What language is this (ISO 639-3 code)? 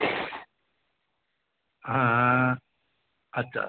ben